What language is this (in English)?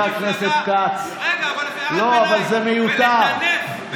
Hebrew